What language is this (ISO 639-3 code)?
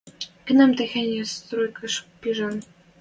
mrj